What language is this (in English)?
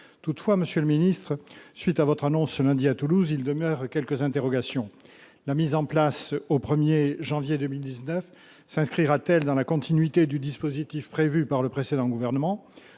French